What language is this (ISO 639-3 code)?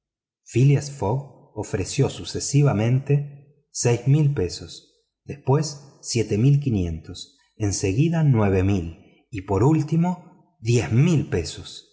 spa